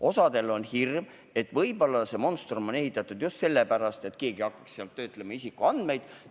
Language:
Estonian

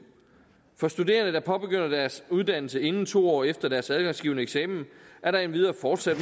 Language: Danish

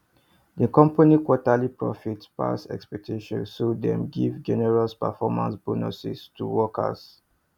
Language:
Nigerian Pidgin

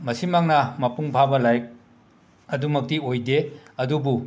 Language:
Manipuri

